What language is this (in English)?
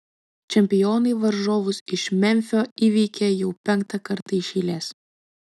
Lithuanian